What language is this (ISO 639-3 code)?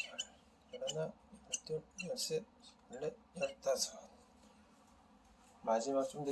kor